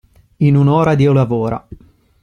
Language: Italian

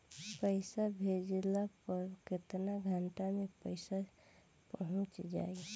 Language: Bhojpuri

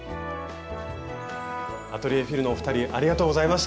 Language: Japanese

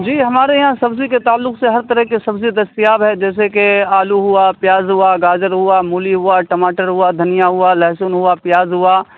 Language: Urdu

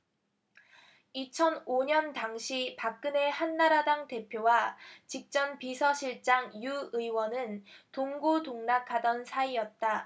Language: Korean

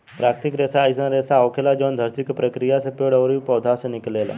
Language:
Bhojpuri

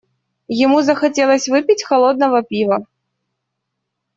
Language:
Russian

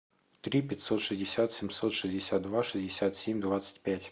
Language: Russian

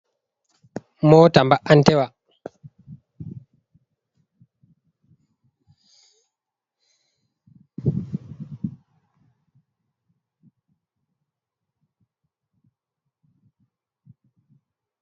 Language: Fula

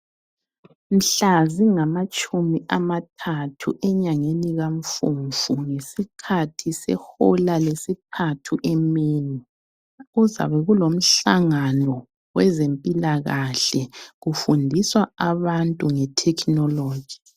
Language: North Ndebele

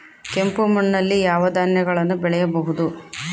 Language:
Kannada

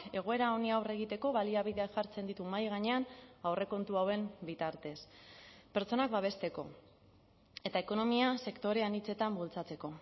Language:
Basque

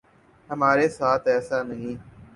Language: Urdu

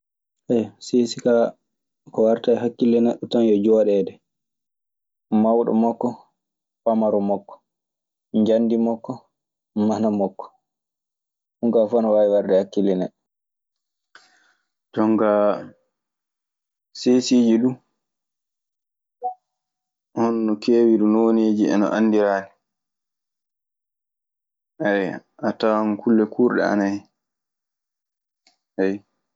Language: Maasina Fulfulde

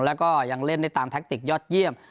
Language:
Thai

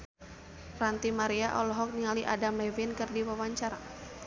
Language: Sundanese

